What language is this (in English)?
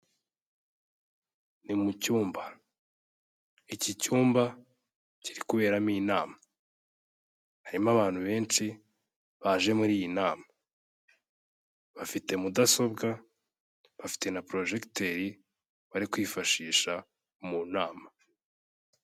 Kinyarwanda